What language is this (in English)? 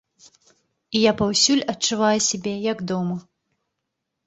Belarusian